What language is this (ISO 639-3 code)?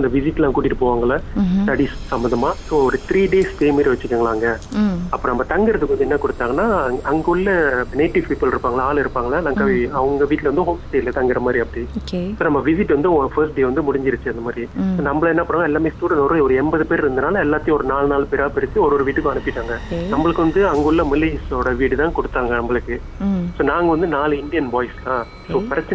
tam